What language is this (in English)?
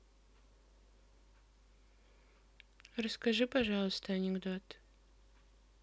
Russian